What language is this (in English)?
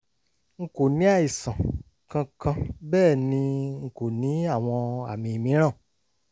Yoruba